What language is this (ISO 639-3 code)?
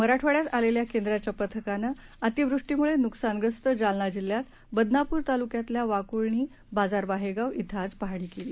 mar